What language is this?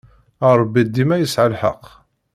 Kabyle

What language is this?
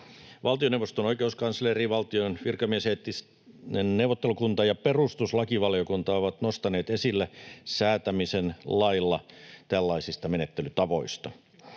Finnish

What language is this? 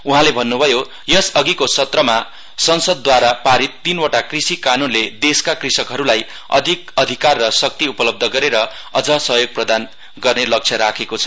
Nepali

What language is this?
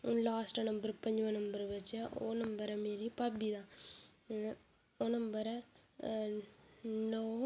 Dogri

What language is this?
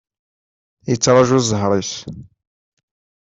Kabyle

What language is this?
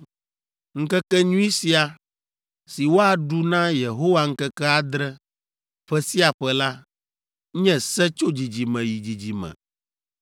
Ewe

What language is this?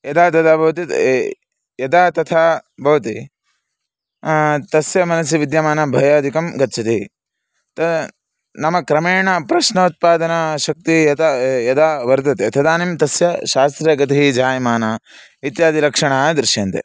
Sanskrit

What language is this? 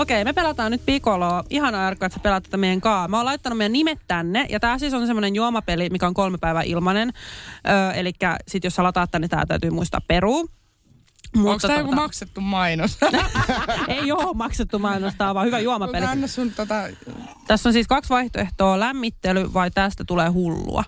Finnish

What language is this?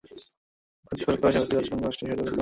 Bangla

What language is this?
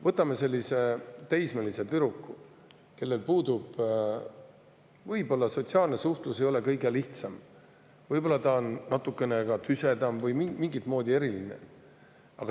Estonian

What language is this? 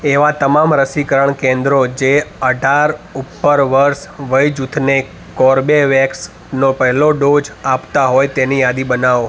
Gujarati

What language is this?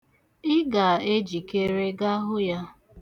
Igbo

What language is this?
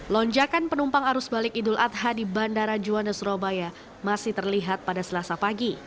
Indonesian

